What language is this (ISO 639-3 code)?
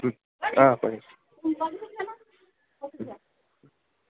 asm